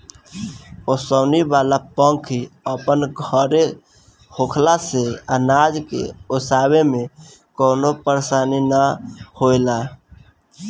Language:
Bhojpuri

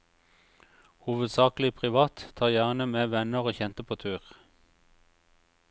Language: Norwegian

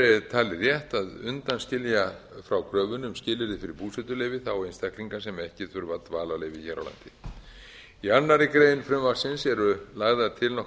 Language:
Icelandic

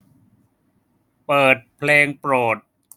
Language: Thai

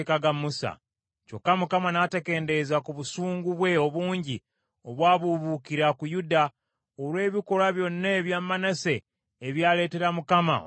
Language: Ganda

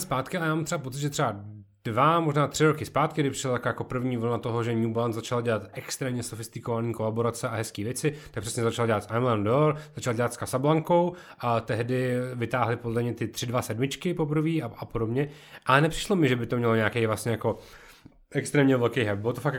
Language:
Czech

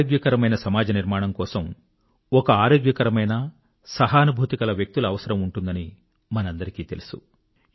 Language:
Telugu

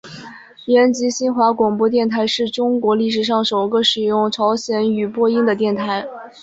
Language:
Chinese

